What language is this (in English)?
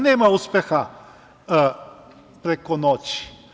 Serbian